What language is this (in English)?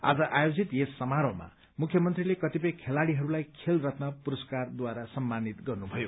Nepali